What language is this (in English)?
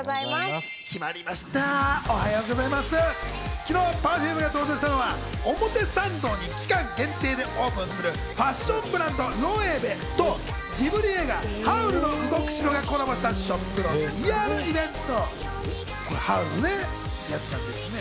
Japanese